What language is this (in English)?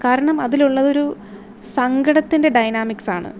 Malayalam